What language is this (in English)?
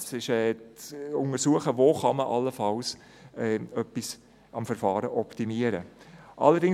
Swiss German